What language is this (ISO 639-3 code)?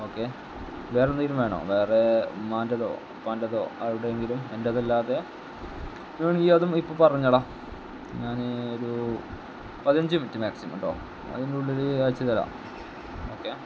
mal